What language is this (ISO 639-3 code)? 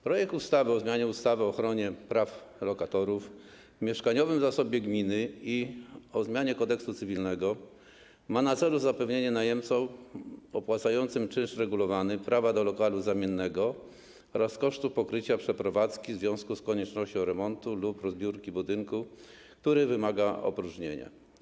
pol